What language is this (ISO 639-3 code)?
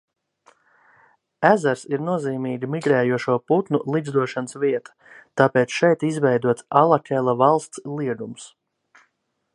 lav